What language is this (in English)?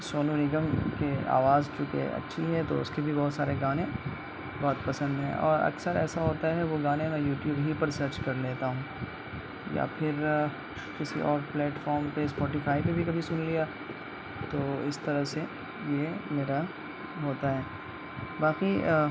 Urdu